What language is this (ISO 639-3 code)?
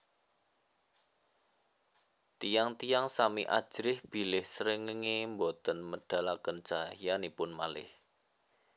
jav